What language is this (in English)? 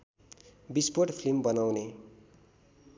Nepali